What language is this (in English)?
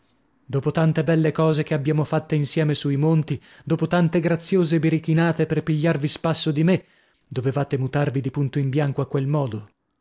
Italian